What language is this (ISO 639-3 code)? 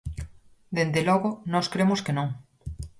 glg